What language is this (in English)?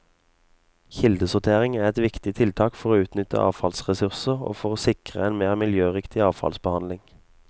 Norwegian